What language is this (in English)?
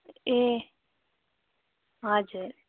Nepali